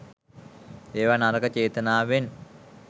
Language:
Sinhala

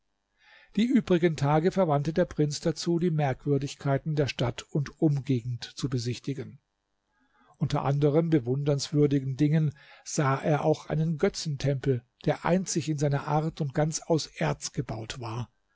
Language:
German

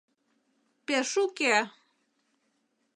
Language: Mari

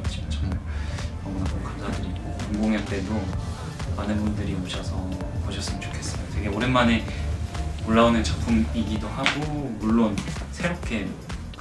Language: Korean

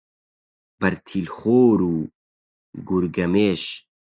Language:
Central Kurdish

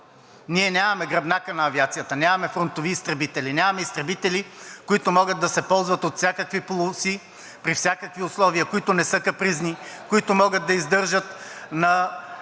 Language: Bulgarian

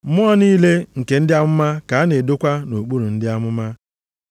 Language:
Igbo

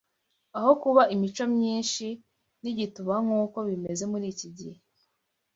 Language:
Kinyarwanda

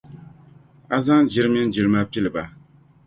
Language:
Dagbani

